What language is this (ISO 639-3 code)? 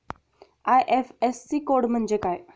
mar